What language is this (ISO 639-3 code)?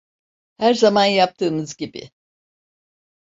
tur